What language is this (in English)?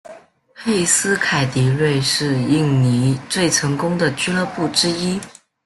Chinese